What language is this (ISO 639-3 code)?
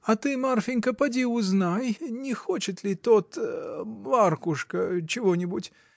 rus